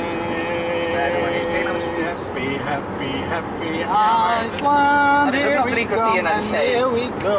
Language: Dutch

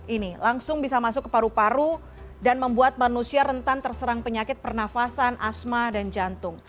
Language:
Indonesian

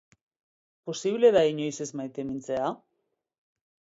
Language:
Basque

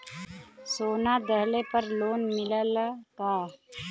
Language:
Bhojpuri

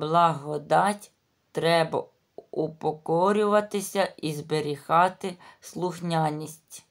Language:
Ukrainian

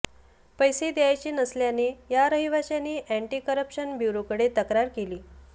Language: Marathi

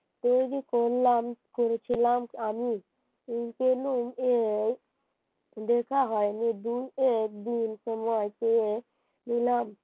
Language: Bangla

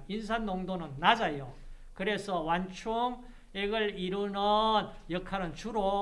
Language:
Korean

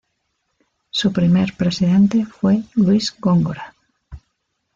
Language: Spanish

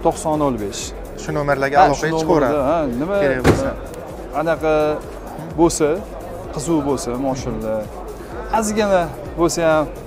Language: Turkish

